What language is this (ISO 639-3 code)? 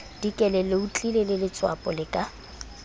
sot